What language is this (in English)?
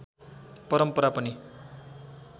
Nepali